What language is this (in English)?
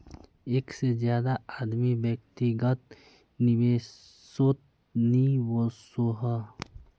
Magahi